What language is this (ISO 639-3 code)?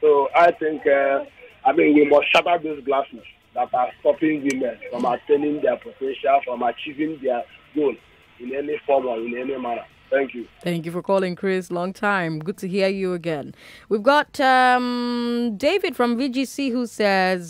eng